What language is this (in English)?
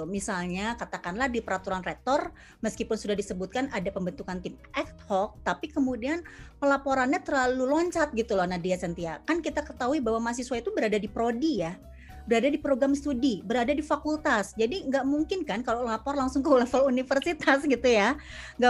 Indonesian